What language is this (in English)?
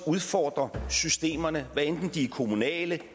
Danish